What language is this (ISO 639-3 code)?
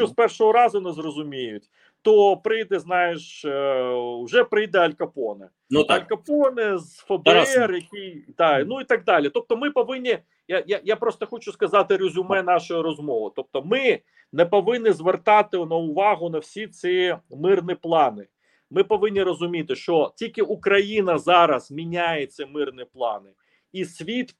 ukr